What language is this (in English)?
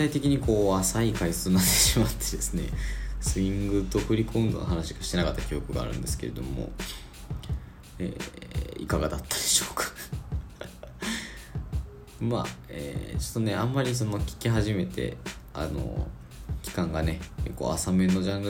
Japanese